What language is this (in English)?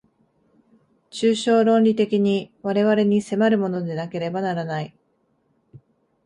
Japanese